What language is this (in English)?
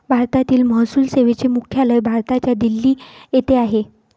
Marathi